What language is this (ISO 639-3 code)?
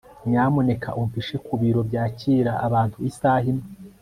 kin